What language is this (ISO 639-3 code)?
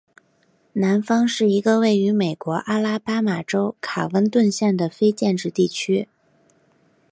zho